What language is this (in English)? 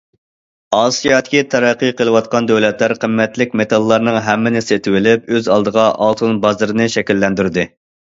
Uyghur